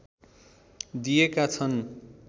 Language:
Nepali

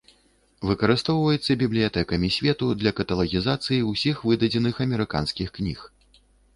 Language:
Belarusian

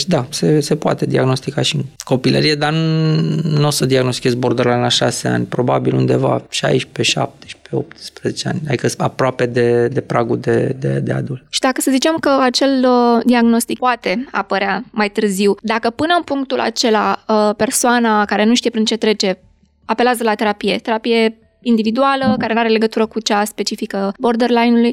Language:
Romanian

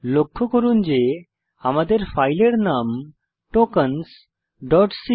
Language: Bangla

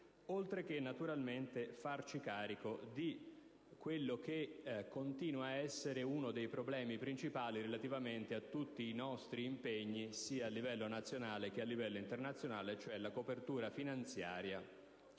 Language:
Italian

